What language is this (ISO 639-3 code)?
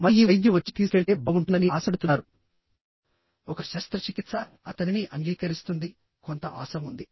tel